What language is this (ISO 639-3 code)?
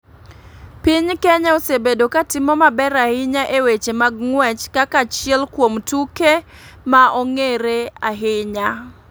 luo